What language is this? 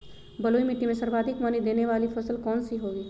Magahi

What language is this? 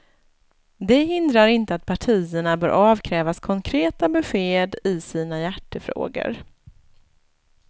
Swedish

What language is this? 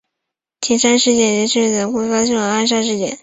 Chinese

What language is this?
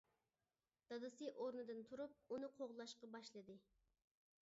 Uyghur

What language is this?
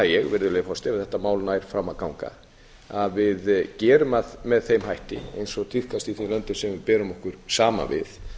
Icelandic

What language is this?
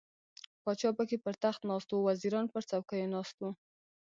Pashto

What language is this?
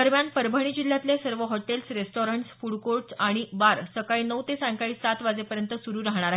Marathi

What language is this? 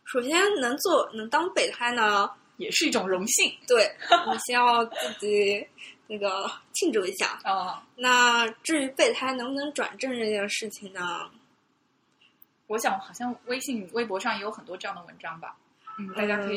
Chinese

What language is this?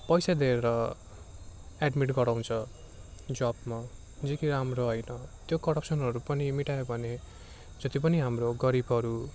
Nepali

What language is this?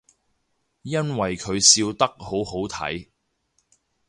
Cantonese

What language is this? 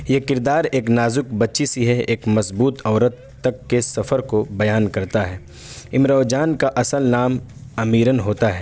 Urdu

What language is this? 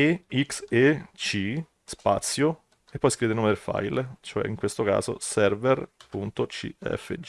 Italian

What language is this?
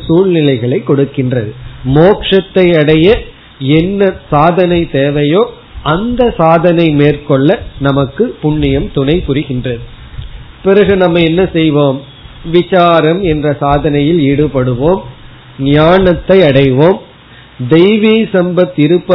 Tamil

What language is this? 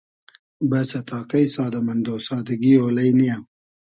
Hazaragi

